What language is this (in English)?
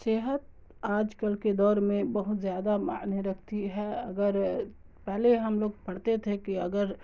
Urdu